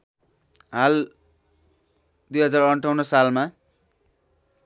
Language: Nepali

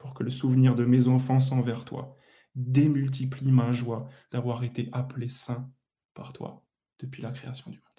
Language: French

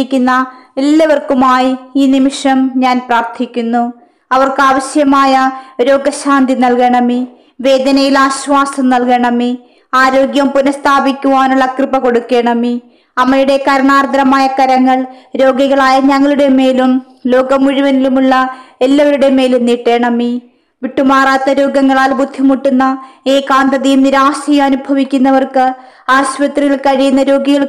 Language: Malayalam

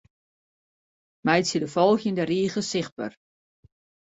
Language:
Western Frisian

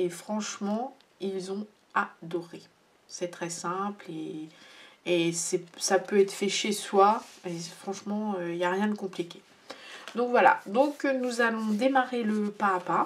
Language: French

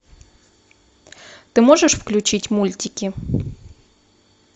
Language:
Russian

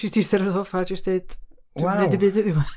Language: Welsh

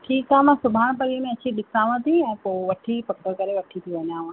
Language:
Sindhi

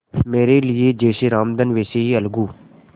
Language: Hindi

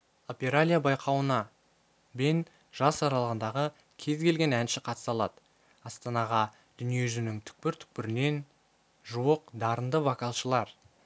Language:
Kazakh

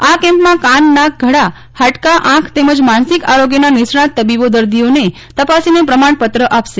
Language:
Gujarati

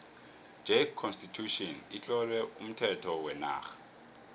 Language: South Ndebele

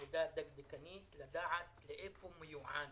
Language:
Hebrew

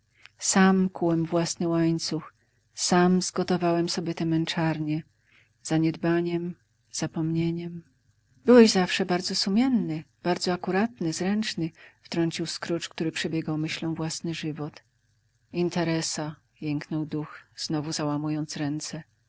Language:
Polish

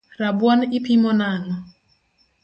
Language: Luo (Kenya and Tanzania)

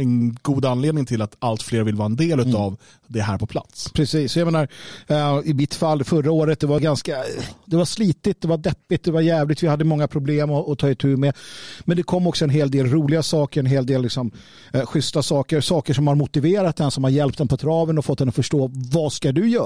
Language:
Swedish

